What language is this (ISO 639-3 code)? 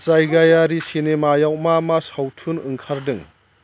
brx